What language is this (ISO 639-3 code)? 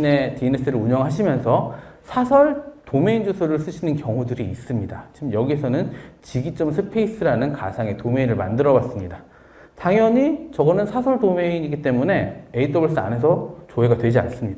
kor